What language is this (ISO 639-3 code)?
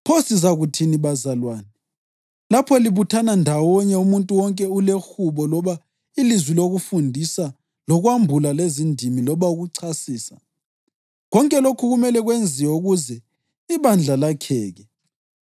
nde